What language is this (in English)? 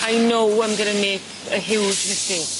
Welsh